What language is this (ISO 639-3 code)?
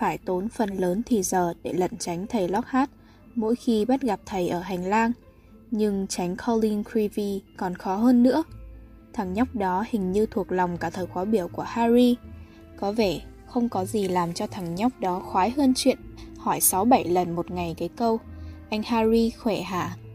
vie